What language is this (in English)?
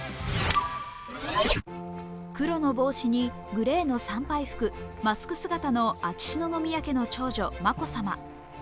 Japanese